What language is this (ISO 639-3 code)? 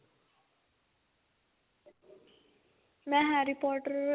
pan